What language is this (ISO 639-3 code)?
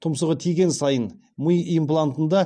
kaz